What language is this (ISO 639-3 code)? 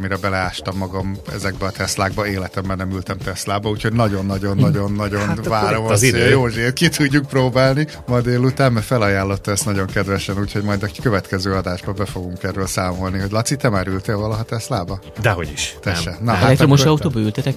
hun